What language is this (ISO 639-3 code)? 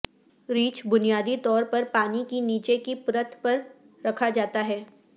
urd